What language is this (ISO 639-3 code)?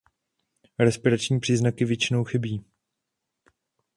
ces